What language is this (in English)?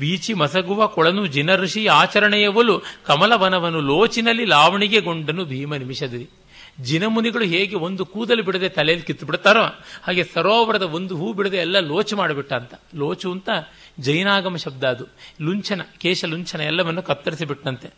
Kannada